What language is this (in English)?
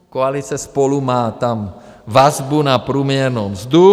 Czech